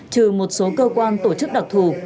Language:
Vietnamese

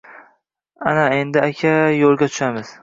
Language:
Uzbek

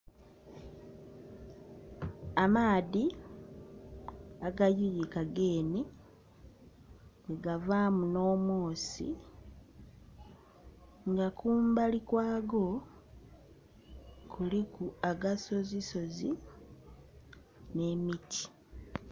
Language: Soga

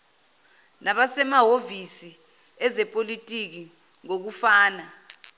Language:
Zulu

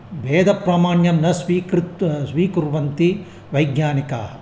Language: Sanskrit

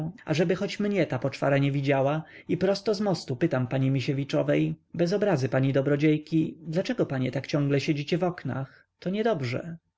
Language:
Polish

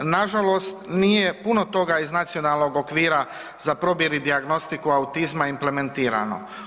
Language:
Croatian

